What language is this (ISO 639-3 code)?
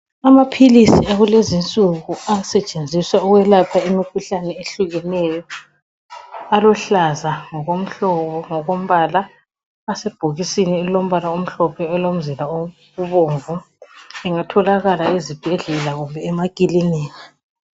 nde